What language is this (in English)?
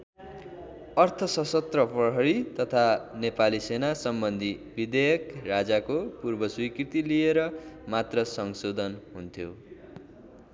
Nepali